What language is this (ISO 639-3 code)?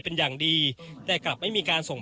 tha